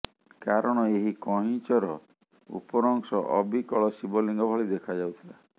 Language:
Odia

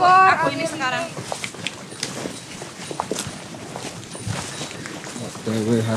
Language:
Indonesian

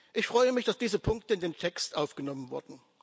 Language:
German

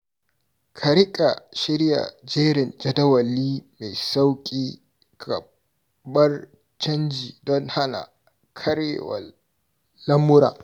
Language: Hausa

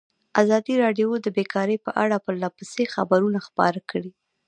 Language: Pashto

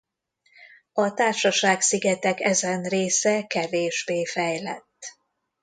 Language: Hungarian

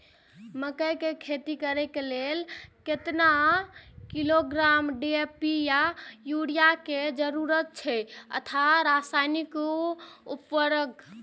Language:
Maithili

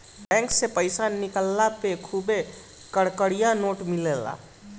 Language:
Bhojpuri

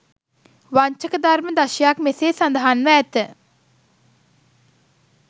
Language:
Sinhala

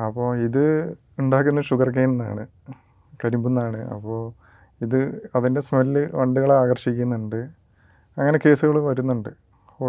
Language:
Malayalam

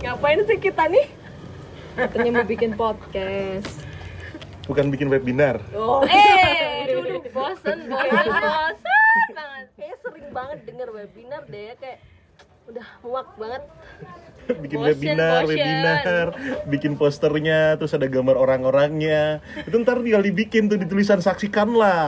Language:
Indonesian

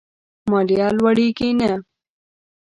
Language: Pashto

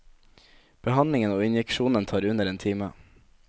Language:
Norwegian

